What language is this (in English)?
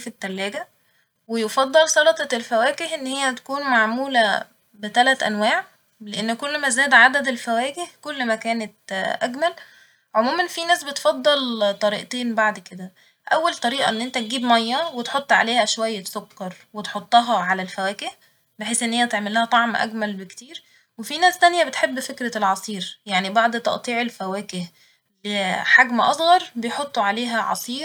Egyptian Arabic